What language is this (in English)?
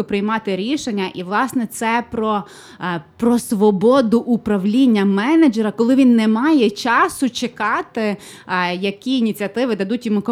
Ukrainian